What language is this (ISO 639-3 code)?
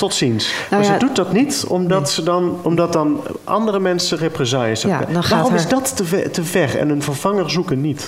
nld